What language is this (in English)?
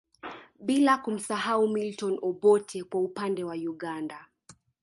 Swahili